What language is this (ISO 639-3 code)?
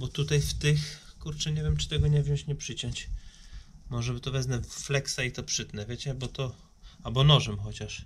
pol